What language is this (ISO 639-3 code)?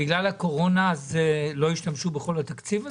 heb